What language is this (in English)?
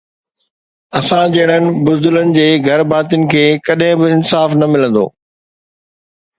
Sindhi